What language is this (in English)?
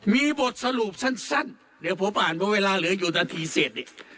Thai